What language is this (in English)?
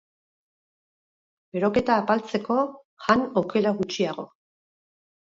Basque